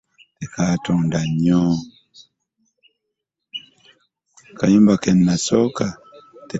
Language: Ganda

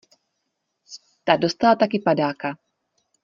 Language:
Czech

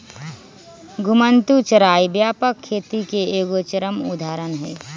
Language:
Magahi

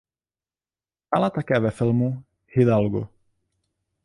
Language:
Czech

